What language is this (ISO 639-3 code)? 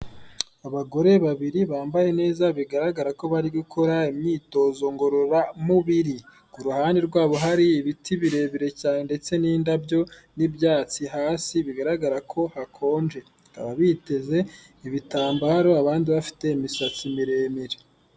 kin